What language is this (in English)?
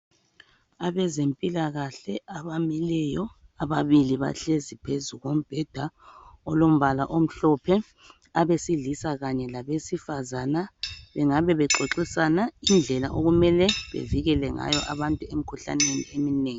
North Ndebele